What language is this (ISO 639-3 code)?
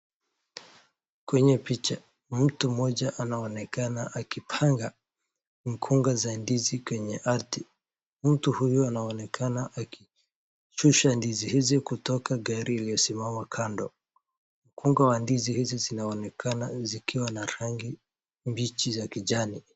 swa